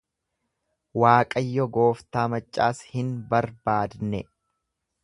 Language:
Oromo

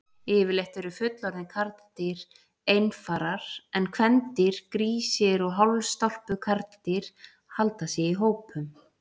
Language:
Icelandic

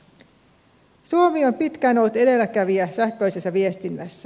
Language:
Finnish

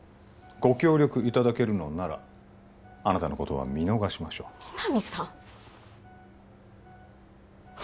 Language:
Japanese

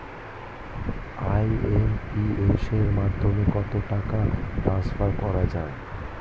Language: Bangla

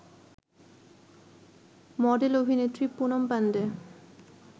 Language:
Bangla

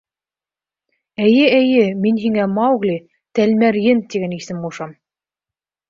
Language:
Bashkir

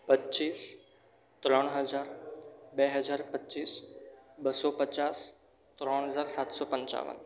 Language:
Gujarati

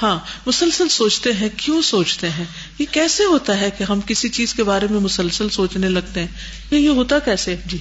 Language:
Urdu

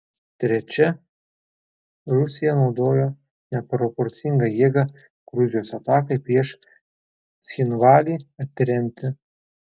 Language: Lithuanian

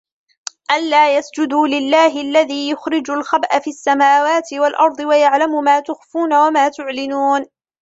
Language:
Arabic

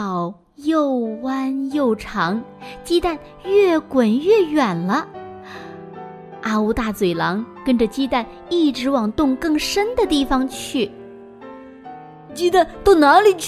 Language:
Chinese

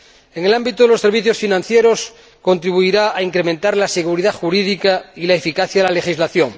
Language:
Spanish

